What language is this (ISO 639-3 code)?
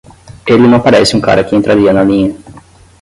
por